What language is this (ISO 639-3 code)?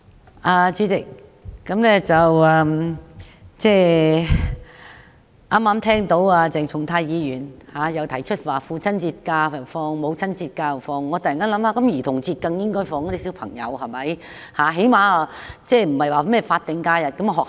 yue